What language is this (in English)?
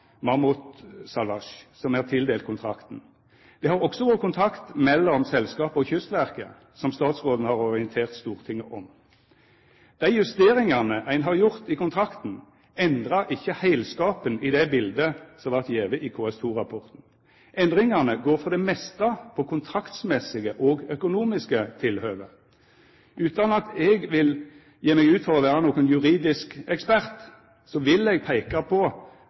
Norwegian Nynorsk